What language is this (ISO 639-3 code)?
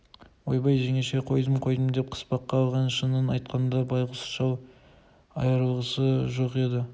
kaz